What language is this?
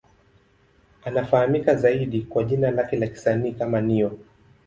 Swahili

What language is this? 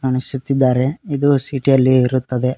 Kannada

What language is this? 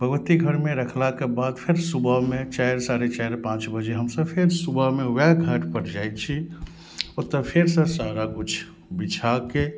Maithili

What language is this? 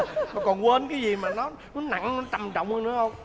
Vietnamese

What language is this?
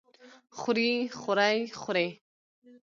Pashto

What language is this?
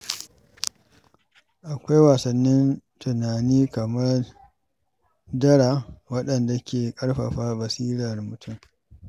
Hausa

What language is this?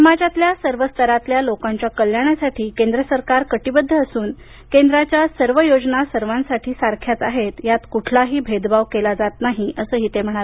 Marathi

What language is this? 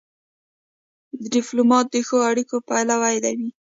Pashto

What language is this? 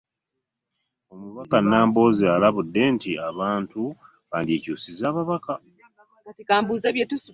Ganda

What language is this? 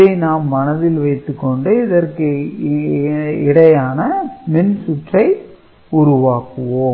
Tamil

